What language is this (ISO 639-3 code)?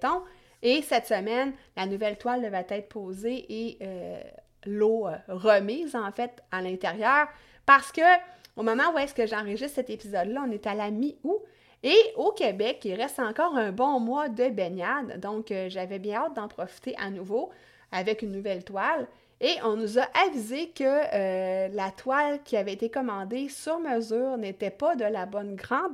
fra